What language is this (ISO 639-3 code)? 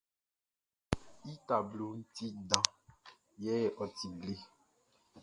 bci